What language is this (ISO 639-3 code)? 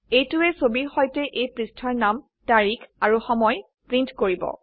asm